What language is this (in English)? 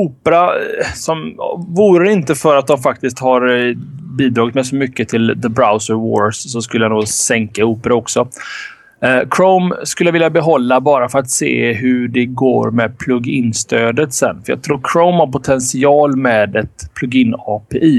Swedish